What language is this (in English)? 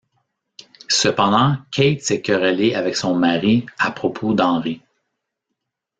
French